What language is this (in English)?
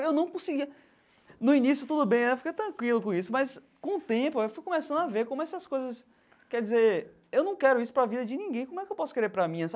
Portuguese